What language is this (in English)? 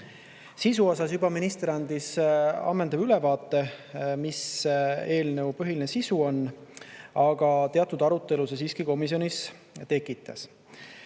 Estonian